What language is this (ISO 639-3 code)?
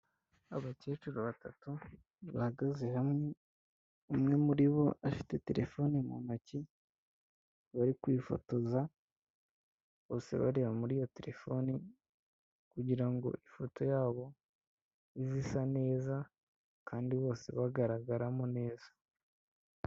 kin